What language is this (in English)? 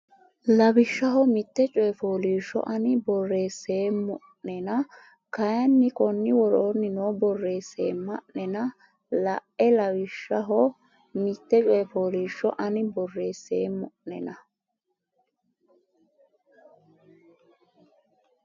Sidamo